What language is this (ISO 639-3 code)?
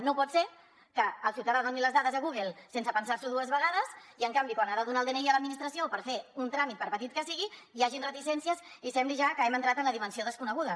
cat